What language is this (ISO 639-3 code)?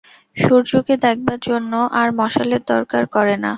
ben